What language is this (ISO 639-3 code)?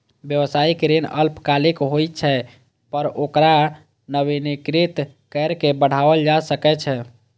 mai